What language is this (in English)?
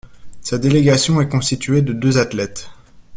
French